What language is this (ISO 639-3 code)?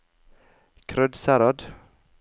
nor